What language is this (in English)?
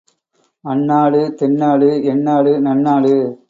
Tamil